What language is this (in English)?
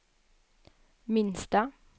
Swedish